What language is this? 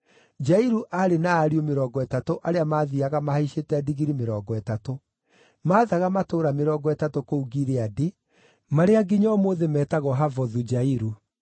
Kikuyu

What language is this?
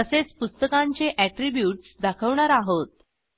Marathi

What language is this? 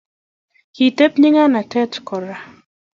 Kalenjin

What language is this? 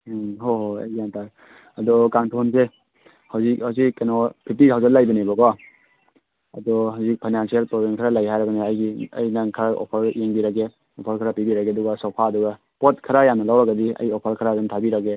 Manipuri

